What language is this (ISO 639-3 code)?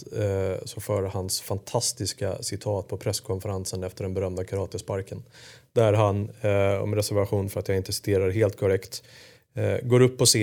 swe